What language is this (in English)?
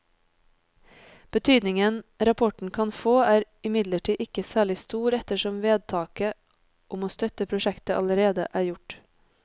Norwegian